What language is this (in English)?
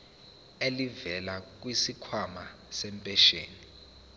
Zulu